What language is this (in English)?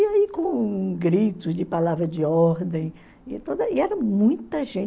Portuguese